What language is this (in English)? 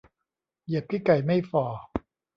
Thai